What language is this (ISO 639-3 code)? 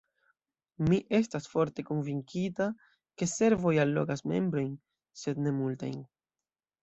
epo